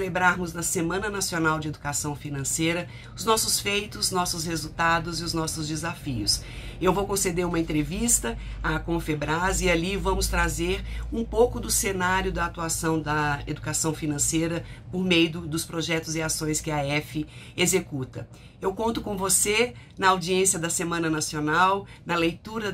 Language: Portuguese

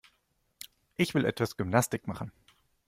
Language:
German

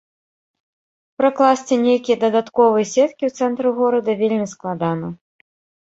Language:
Belarusian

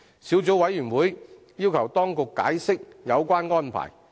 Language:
Cantonese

